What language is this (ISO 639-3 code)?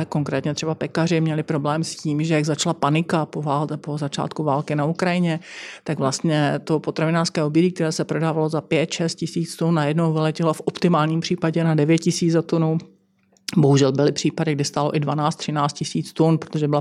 ces